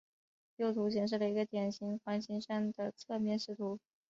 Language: Chinese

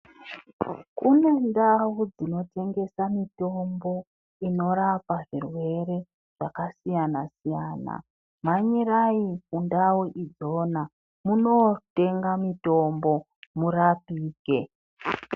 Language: Ndau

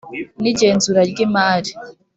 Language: Kinyarwanda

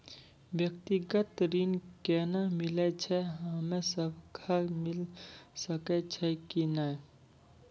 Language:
Maithili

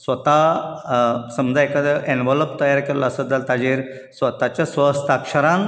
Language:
Konkani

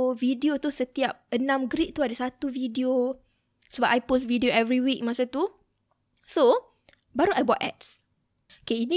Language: Malay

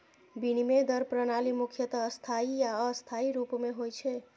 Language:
Maithili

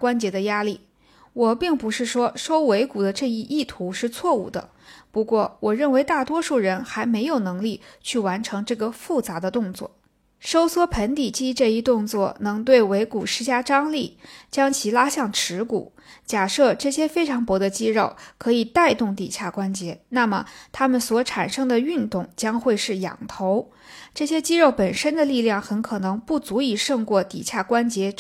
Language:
Chinese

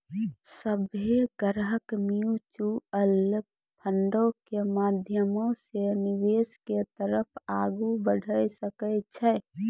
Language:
Maithili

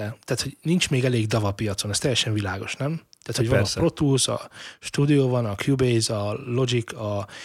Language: Hungarian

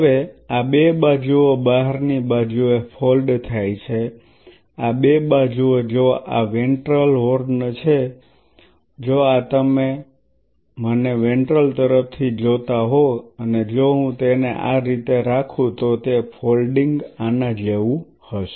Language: Gujarati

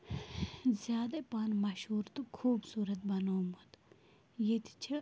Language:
Kashmiri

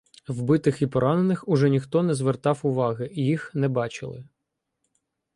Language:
Ukrainian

